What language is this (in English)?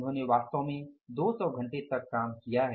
Hindi